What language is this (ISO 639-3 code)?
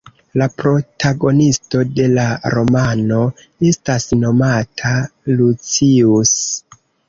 epo